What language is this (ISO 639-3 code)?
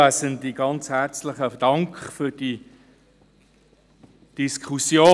gsw